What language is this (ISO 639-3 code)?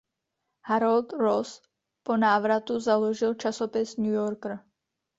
ces